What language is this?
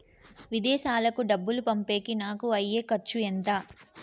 Telugu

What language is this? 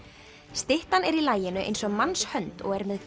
Icelandic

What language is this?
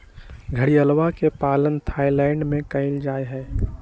Magahi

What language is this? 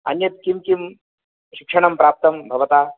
Sanskrit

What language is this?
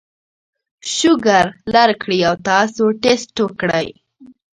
Pashto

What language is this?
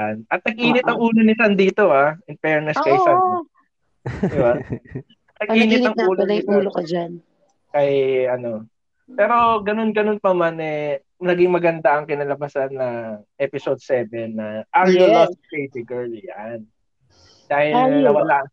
Filipino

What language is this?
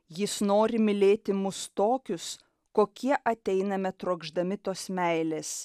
Lithuanian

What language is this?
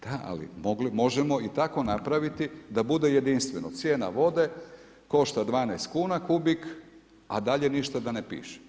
Croatian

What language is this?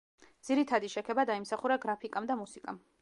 Georgian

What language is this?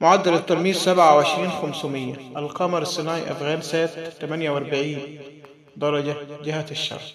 Arabic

